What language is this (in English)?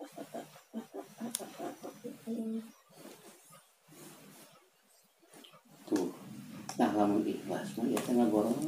Indonesian